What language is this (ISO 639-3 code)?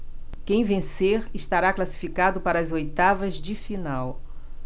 por